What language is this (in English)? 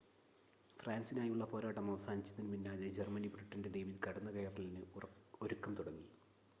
Malayalam